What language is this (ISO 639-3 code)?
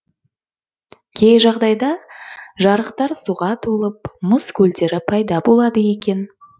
kaz